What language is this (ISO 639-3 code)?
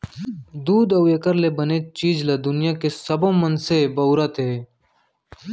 hne